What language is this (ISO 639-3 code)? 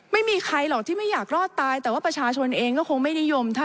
tha